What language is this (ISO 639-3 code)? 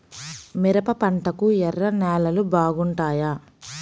tel